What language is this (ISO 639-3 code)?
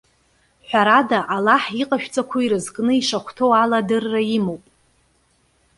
abk